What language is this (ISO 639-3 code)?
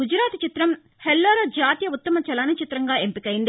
tel